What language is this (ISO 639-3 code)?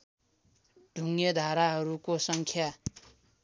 nep